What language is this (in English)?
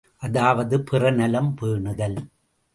Tamil